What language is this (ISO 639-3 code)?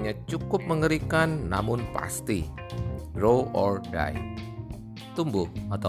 ind